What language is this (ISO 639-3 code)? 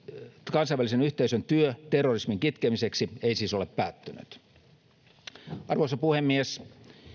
fin